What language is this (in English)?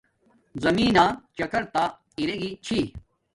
Domaaki